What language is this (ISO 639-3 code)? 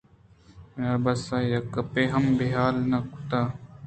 bgp